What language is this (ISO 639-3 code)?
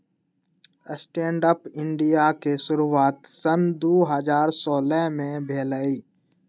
mag